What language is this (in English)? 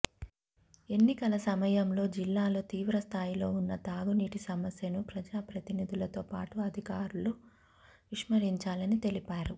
Telugu